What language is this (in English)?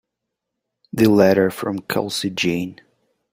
English